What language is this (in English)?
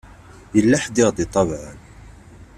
Kabyle